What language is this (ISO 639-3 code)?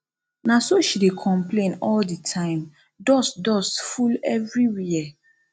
pcm